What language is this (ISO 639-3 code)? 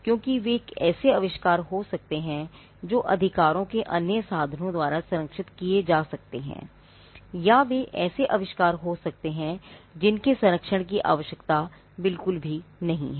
hin